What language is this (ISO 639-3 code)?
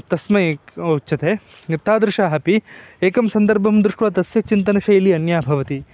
san